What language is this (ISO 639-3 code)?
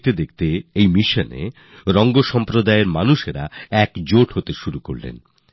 ben